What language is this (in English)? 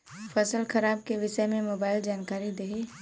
Bhojpuri